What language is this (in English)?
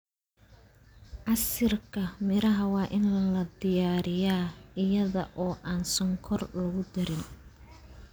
Somali